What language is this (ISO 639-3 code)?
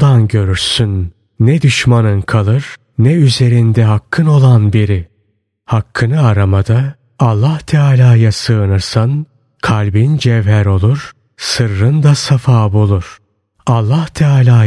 tur